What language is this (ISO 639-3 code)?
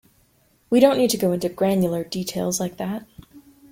eng